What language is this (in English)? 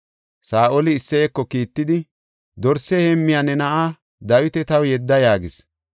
Gofa